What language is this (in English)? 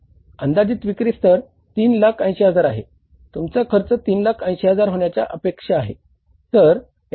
Marathi